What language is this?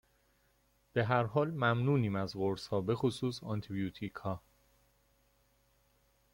Persian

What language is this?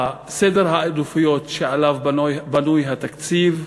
Hebrew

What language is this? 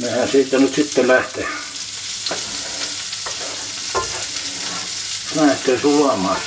Finnish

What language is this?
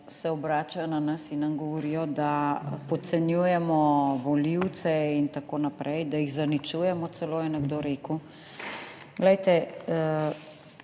Slovenian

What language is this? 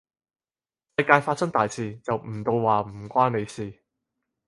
Cantonese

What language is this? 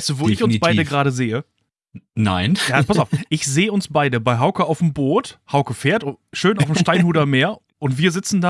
German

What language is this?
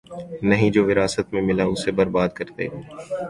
Urdu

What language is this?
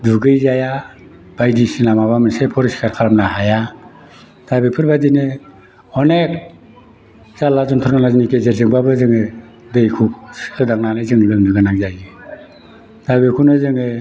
Bodo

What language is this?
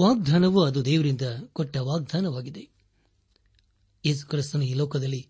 Kannada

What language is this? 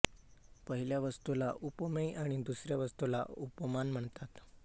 Marathi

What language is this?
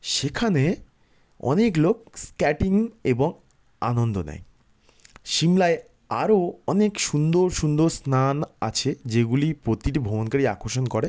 Bangla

